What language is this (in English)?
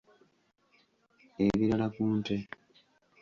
Ganda